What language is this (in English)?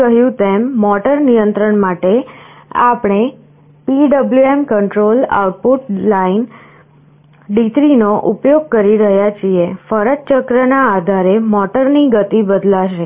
Gujarati